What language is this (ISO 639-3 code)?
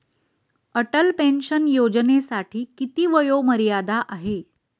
mar